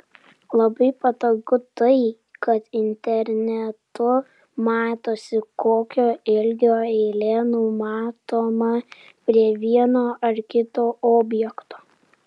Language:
Lithuanian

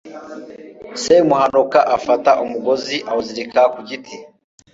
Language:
Kinyarwanda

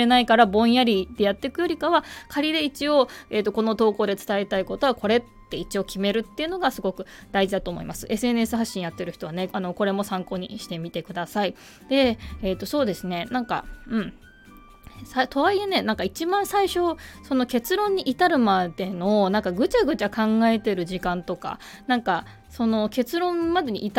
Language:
Japanese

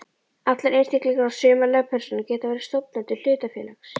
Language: Icelandic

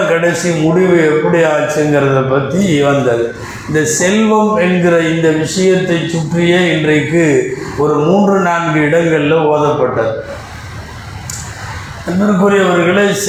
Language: Tamil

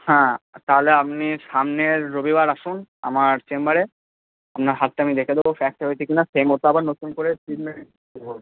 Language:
Bangla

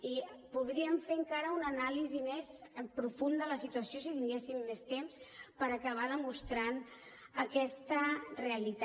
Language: Catalan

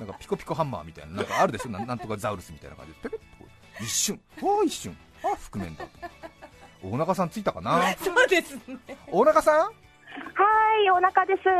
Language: Japanese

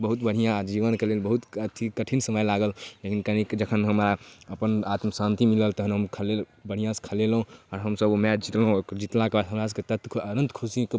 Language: Maithili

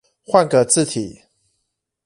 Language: Chinese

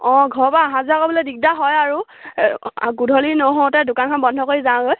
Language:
Assamese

